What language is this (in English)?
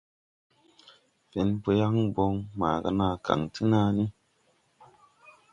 Tupuri